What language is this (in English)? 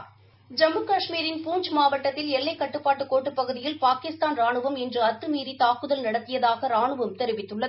Tamil